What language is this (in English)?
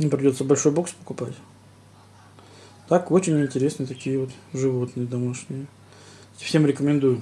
Russian